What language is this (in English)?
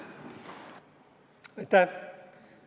Estonian